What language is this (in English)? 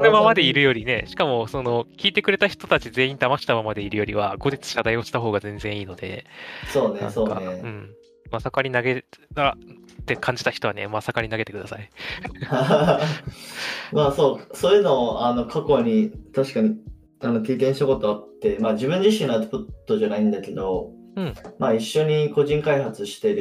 Japanese